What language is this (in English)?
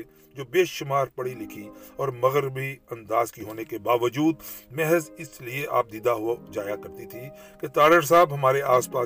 Urdu